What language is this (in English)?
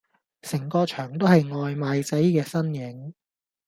Cantonese